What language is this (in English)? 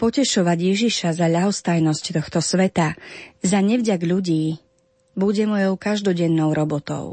Slovak